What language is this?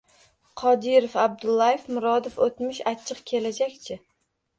Uzbek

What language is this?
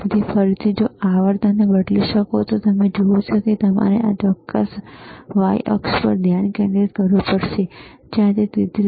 Gujarati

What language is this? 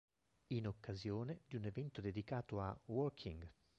Italian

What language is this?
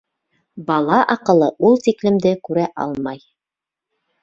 Bashkir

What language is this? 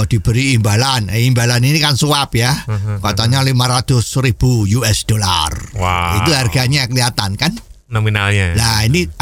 Indonesian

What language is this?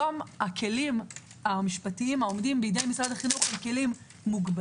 Hebrew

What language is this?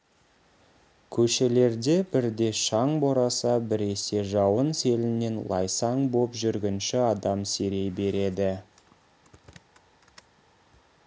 Kazakh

